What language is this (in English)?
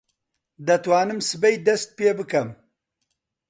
Central Kurdish